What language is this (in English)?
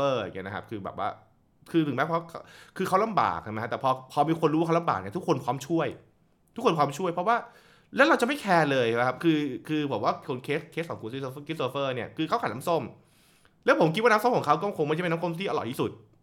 Thai